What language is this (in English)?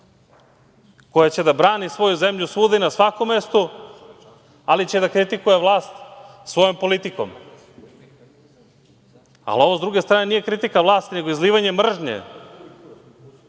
Serbian